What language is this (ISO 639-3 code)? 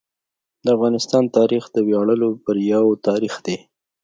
pus